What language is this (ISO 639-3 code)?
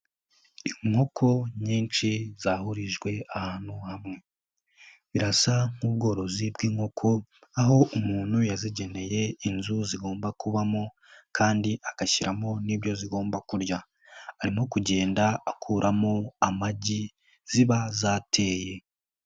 kin